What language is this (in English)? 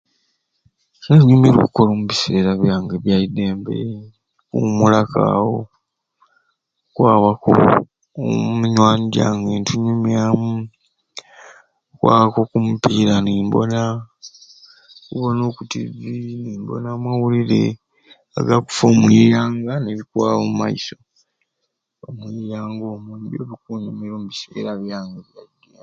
Ruuli